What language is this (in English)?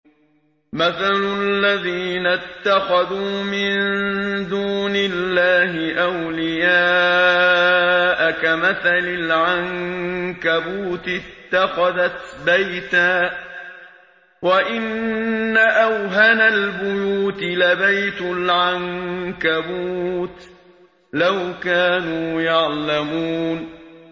Arabic